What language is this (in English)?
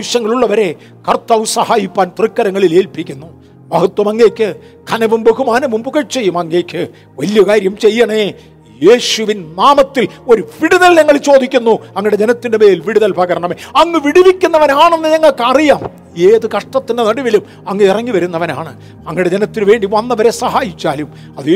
Malayalam